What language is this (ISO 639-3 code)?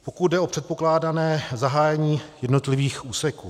ces